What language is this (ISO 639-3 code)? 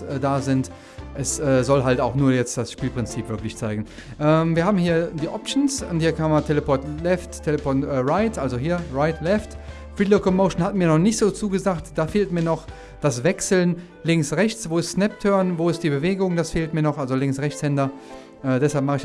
deu